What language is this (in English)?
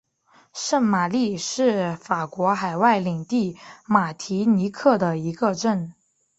Chinese